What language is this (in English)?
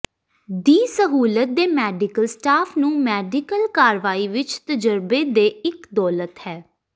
Punjabi